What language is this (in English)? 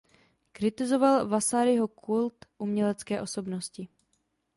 Czech